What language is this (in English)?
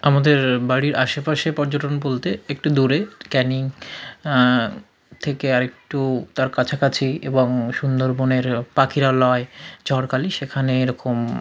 Bangla